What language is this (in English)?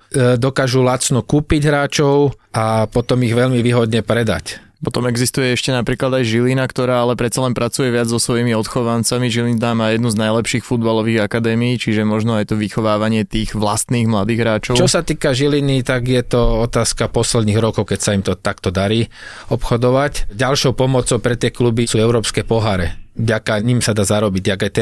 Slovak